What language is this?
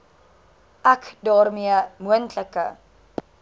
Afrikaans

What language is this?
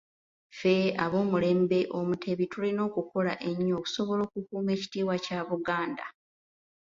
Ganda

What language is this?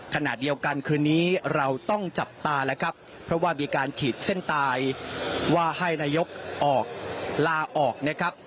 Thai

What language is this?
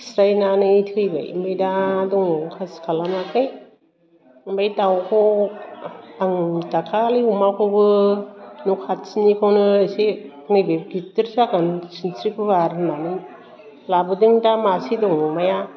Bodo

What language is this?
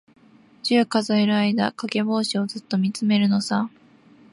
Japanese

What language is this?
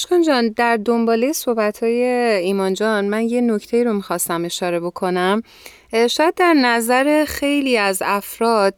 Persian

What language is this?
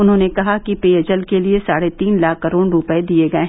Hindi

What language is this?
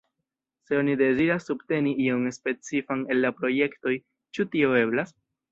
Esperanto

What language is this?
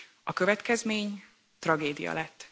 Hungarian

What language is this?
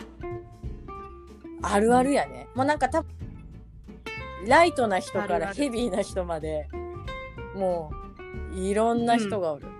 Japanese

